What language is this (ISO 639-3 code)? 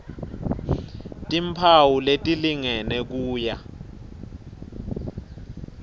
ssw